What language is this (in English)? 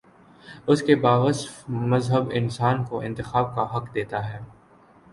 Urdu